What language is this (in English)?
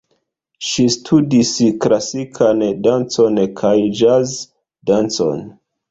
Esperanto